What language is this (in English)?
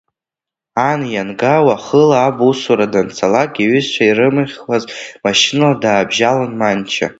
Abkhazian